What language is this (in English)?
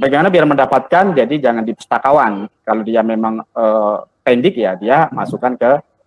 Indonesian